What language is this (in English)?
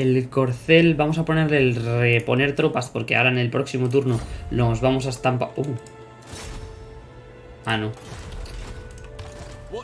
Spanish